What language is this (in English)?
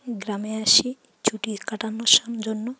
Bangla